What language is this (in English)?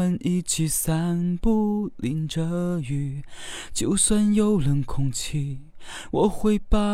Chinese